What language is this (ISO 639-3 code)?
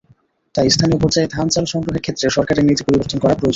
ben